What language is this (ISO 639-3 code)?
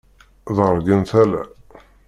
kab